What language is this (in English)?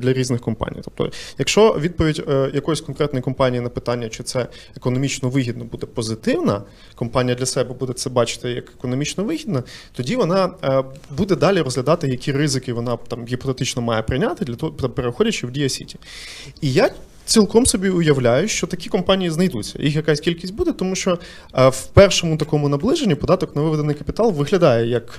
Ukrainian